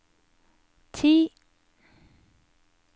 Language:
Norwegian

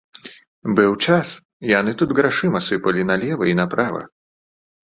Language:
Belarusian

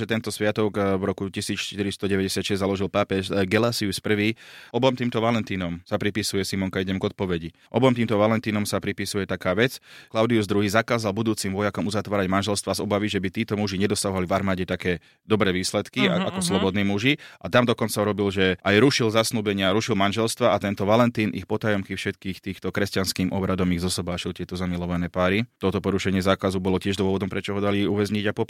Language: Slovak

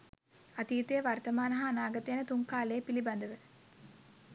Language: Sinhala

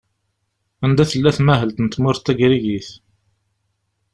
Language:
Kabyle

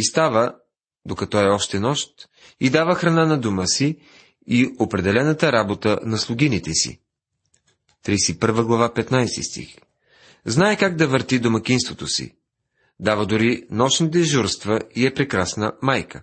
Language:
Bulgarian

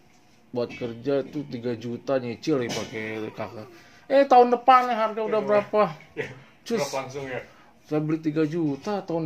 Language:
Indonesian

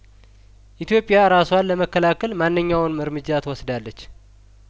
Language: Amharic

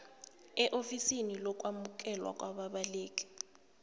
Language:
South Ndebele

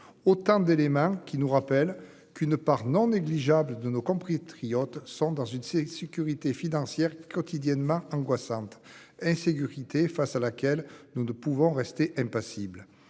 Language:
French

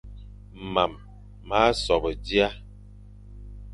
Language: Fang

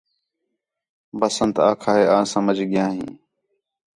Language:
Khetrani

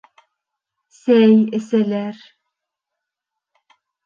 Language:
Bashkir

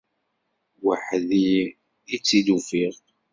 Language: Kabyle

